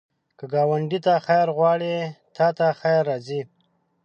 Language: Pashto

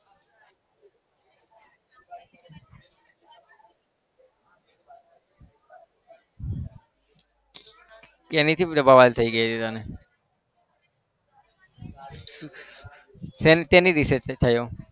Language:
Gujarati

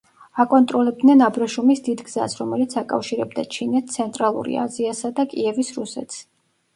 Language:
Georgian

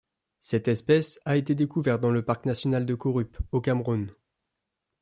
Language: French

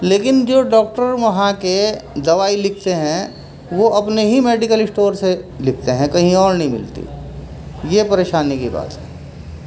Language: Urdu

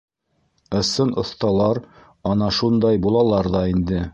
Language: Bashkir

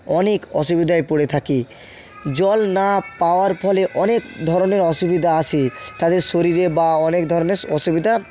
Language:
Bangla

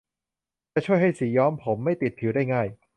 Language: Thai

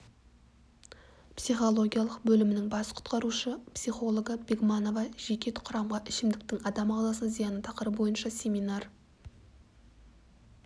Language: Kazakh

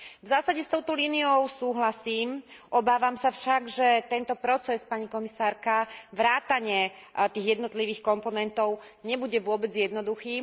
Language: Slovak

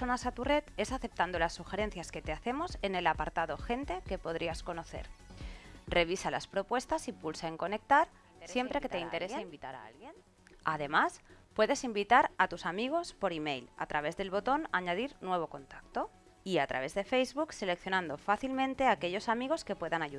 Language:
Spanish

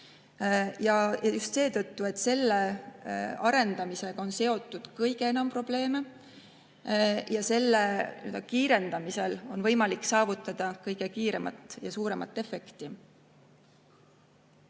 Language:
Estonian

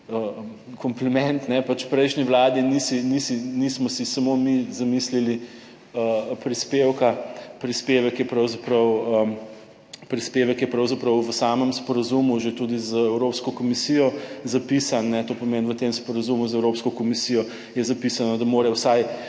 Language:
Slovenian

